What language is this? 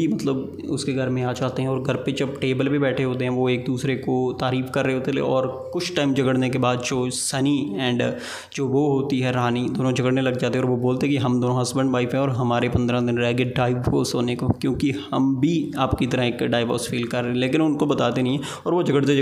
Hindi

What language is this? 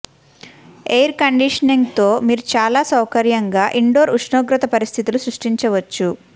Telugu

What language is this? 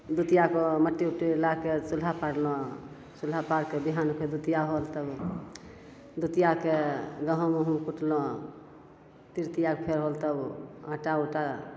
Maithili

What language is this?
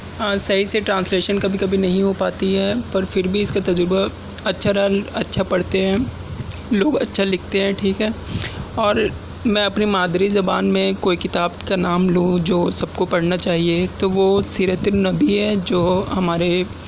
Urdu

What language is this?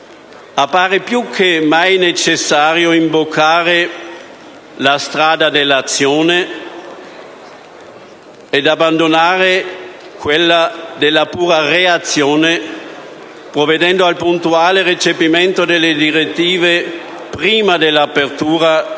Italian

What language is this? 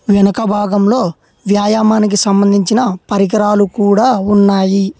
Telugu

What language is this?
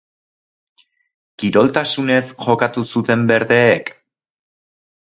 Basque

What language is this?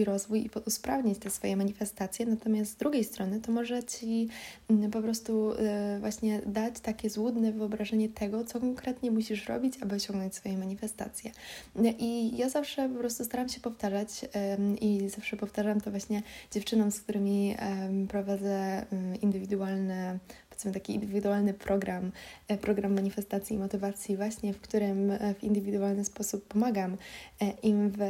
Polish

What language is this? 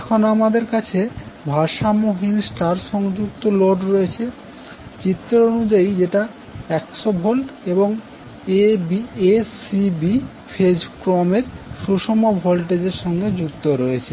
Bangla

